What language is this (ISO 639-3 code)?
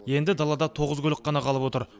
kaz